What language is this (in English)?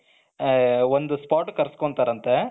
Kannada